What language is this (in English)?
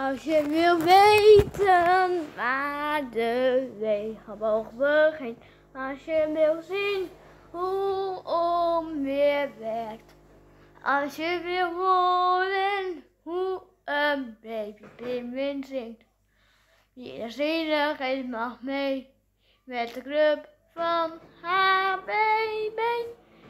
Dutch